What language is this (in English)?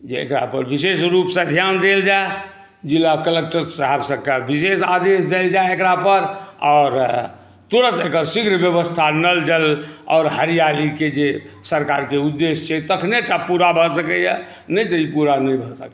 Maithili